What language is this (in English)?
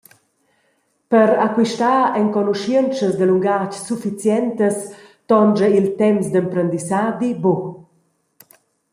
Romansh